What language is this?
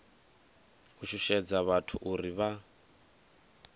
Venda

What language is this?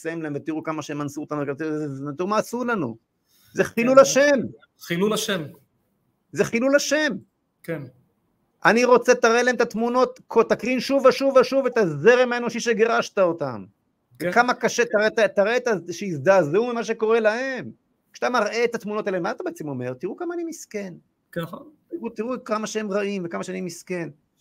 Hebrew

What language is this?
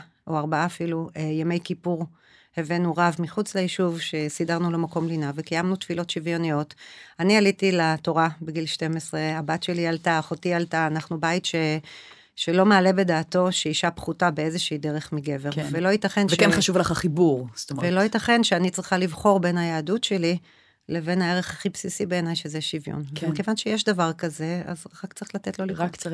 Hebrew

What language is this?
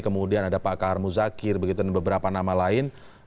Indonesian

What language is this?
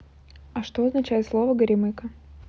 Russian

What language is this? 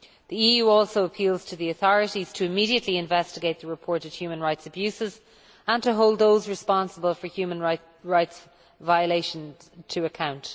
English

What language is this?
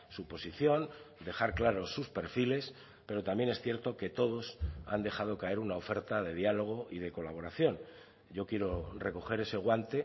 Spanish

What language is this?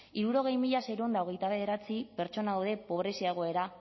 Basque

